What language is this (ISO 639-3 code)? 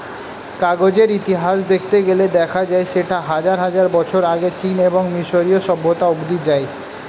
ben